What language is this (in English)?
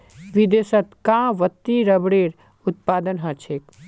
Magahi